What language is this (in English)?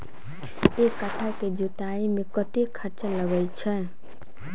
Maithili